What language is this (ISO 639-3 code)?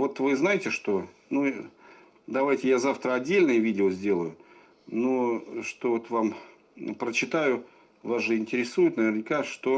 rus